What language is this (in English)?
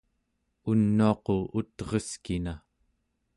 Central Yupik